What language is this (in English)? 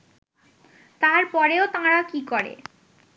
Bangla